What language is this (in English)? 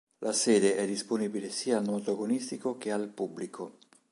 Italian